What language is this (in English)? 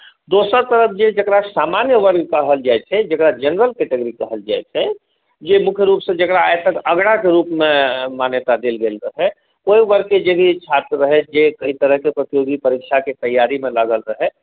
Maithili